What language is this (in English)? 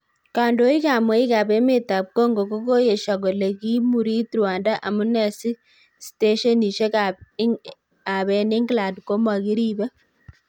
Kalenjin